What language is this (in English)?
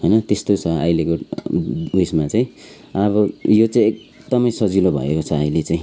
Nepali